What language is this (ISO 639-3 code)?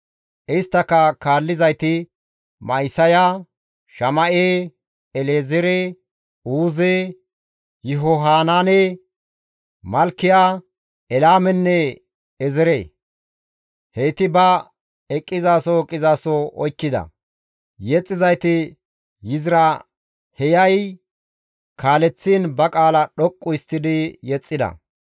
gmv